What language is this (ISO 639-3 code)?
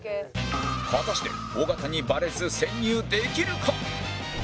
jpn